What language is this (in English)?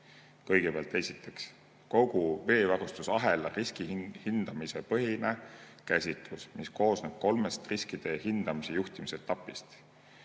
Estonian